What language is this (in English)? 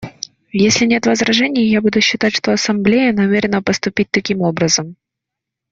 Russian